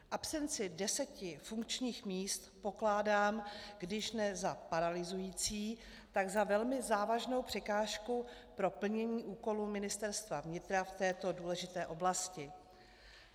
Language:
Czech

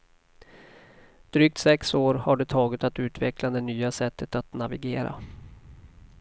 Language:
Swedish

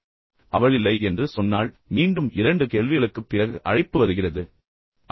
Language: Tamil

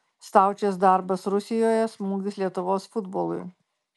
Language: Lithuanian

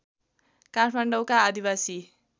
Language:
Nepali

